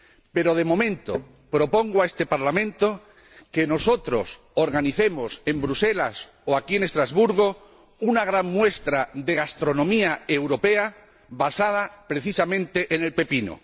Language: Spanish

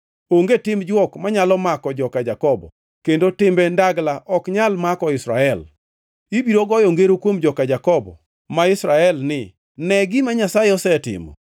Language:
Luo (Kenya and Tanzania)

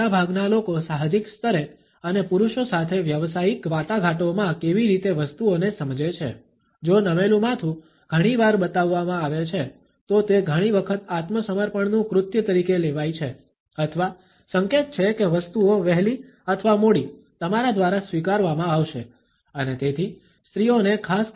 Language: Gujarati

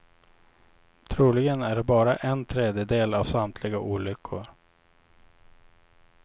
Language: Swedish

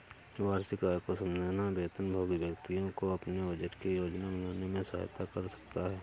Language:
Hindi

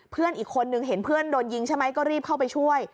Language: Thai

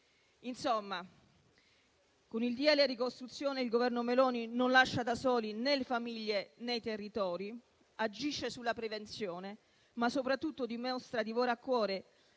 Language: Italian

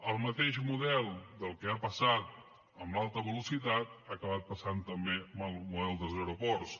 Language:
Catalan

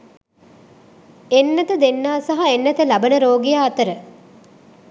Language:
Sinhala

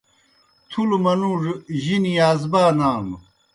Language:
Kohistani Shina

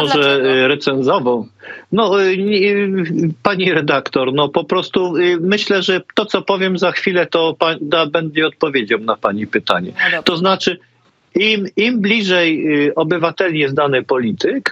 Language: Polish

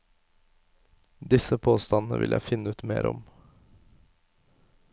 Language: Norwegian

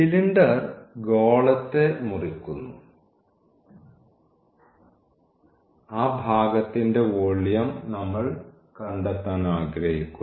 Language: Malayalam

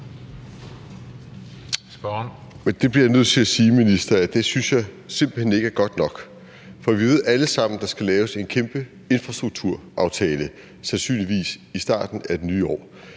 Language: Danish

